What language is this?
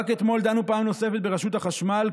Hebrew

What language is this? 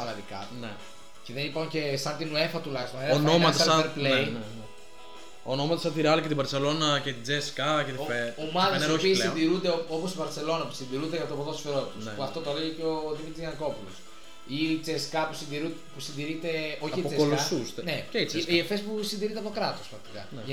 Greek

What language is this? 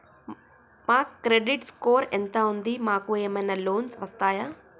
Telugu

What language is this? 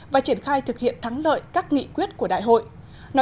Vietnamese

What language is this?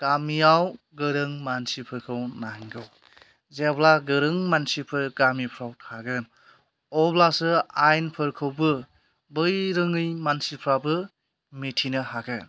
Bodo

